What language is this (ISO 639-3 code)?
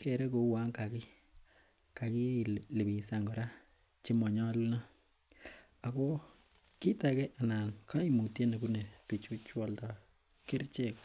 kln